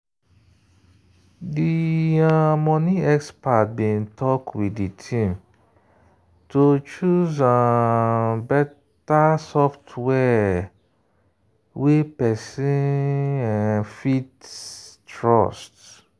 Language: Nigerian Pidgin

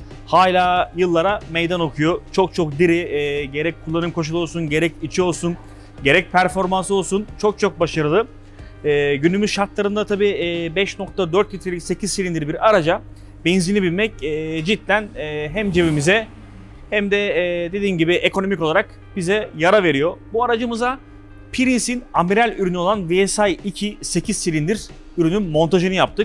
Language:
Turkish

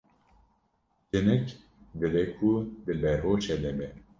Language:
Kurdish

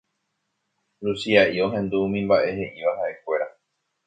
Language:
Guarani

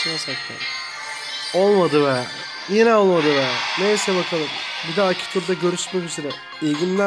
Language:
Turkish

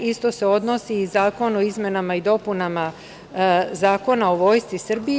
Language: Serbian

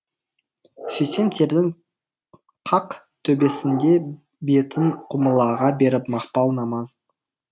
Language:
Kazakh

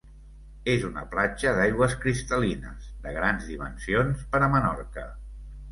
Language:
Catalan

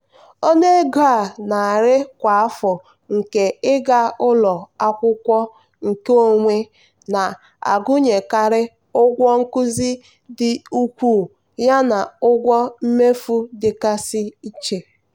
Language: Igbo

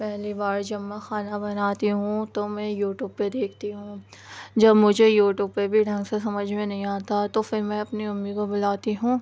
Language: Urdu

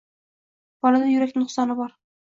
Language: Uzbek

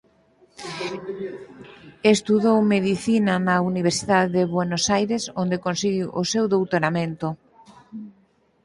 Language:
Galician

